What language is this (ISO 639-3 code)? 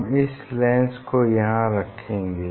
hin